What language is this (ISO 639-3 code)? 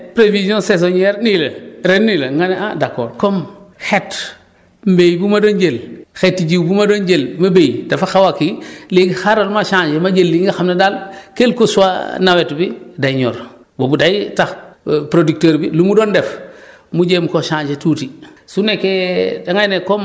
wol